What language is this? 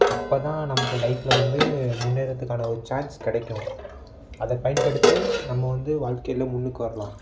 Tamil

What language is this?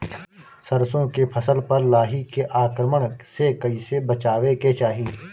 Bhojpuri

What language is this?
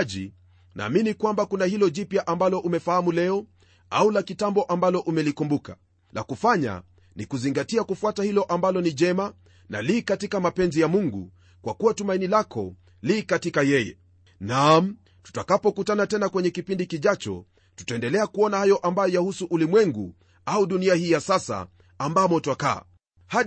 Swahili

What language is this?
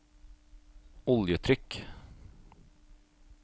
Norwegian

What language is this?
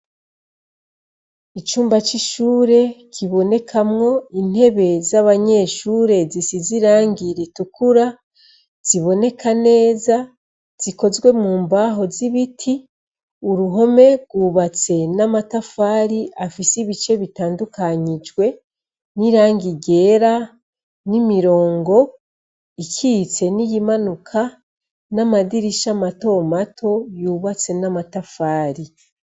Rundi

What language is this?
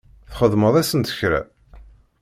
Kabyle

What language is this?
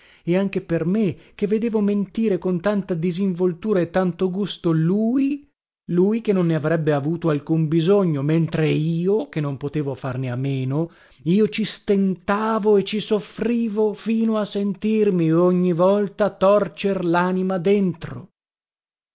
Italian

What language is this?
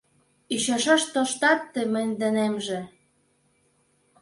Mari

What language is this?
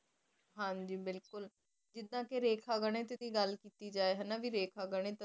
Punjabi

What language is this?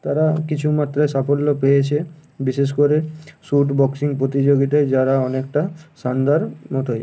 Bangla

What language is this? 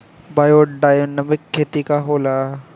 Bhojpuri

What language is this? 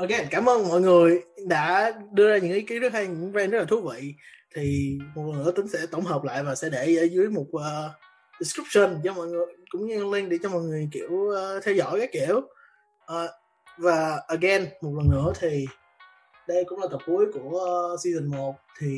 Vietnamese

